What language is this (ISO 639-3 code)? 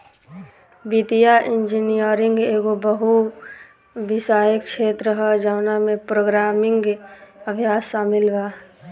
bho